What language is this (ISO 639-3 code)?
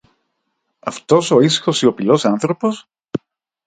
ell